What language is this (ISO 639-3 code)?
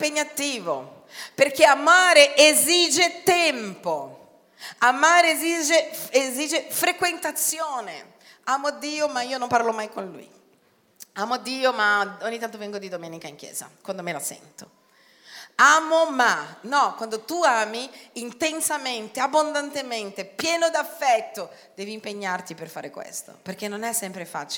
ita